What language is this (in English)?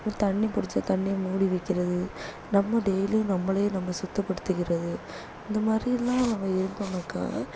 Tamil